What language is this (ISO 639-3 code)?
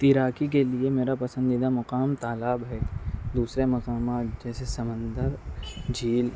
urd